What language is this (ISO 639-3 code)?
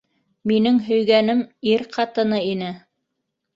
bak